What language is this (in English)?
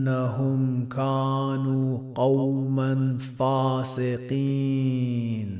Arabic